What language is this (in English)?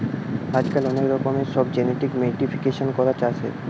Bangla